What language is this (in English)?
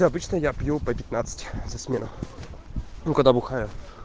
Russian